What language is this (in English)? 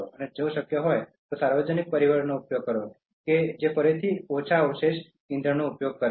Gujarati